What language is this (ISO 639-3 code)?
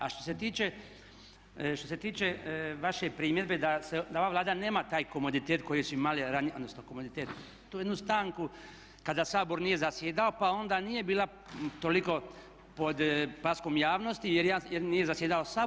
hrv